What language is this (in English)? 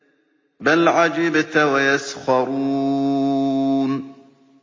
Arabic